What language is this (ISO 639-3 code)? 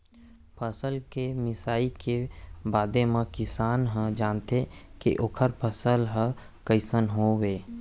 hne